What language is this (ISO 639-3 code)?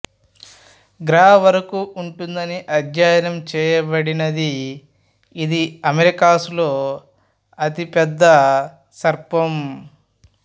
tel